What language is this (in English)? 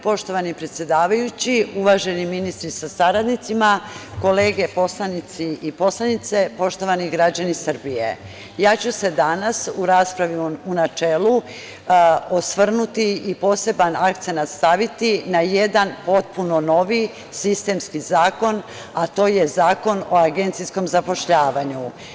Serbian